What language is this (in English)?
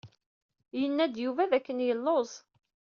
Kabyle